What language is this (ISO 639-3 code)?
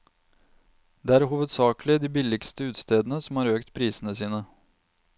nor